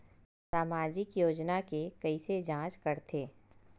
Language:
Chhattisgarhi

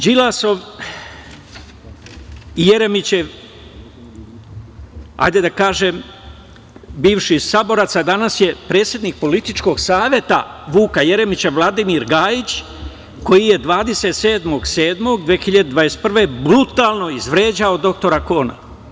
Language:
Serbian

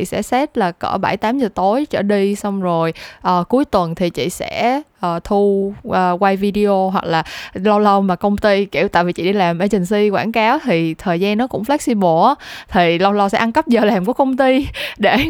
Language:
Vietnamese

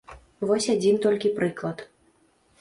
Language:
Belarusian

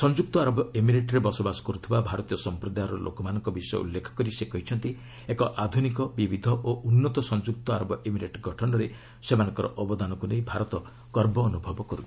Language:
Odia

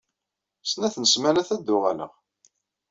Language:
Kabyle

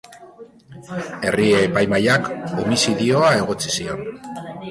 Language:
Basque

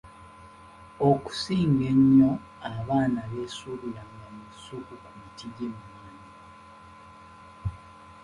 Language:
Ganda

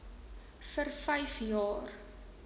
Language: Afrikaans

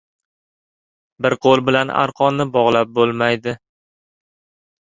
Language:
Uzbek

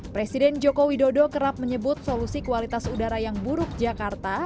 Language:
Indonesian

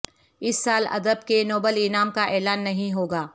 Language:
Urdu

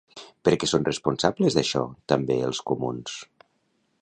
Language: Catalan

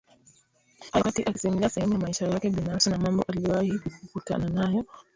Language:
Swahili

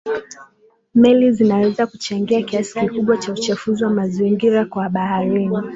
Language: Swahili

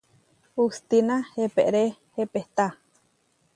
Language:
Huarijio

